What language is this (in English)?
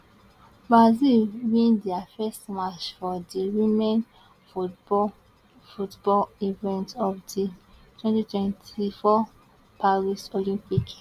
Nigerian Pidgin